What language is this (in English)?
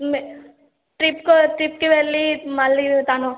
Telugu